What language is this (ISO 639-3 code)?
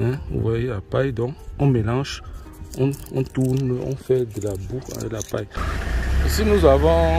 fra